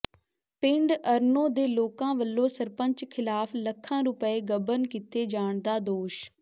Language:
Punjabi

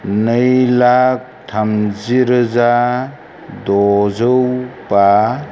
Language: Bodo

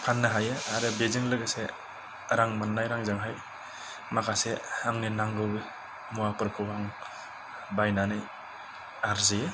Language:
Bodo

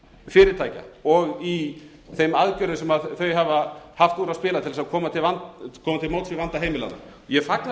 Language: Icelandic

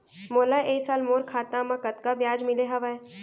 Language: Chhattisgarhi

